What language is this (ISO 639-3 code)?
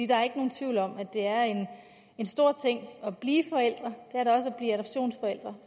dan